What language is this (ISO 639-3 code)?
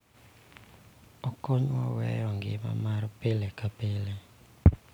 luo